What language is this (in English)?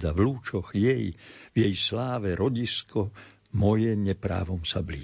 Slovak